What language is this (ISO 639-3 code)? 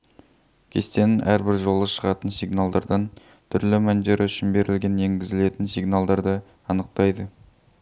kaz